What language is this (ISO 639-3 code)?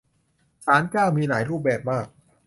tha